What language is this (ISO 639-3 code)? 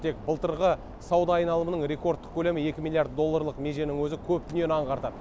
kaz